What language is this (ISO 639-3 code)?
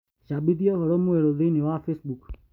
kik